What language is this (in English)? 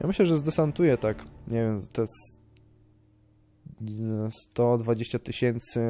Polish